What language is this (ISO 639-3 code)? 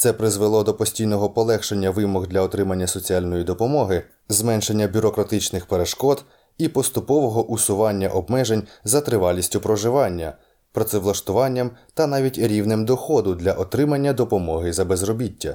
ukr